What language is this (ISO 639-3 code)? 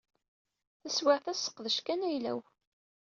kab